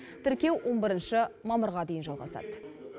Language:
Kazakh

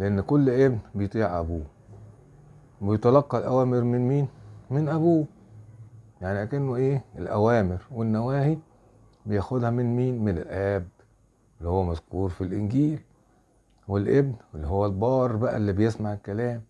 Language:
Arabic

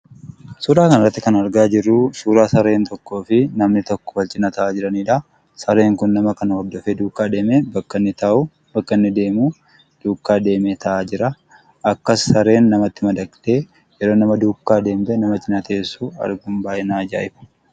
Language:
Oromo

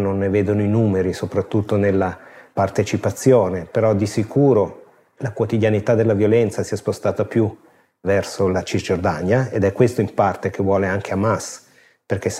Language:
Italian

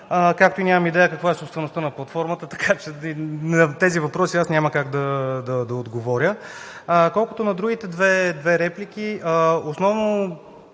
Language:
Bulgarian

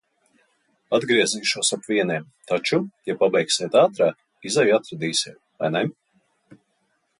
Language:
Latvian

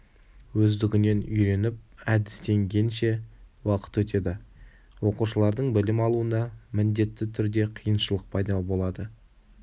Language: Kazakh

